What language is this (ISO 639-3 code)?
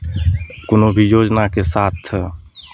mai